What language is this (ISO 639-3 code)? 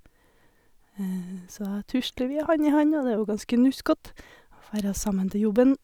nor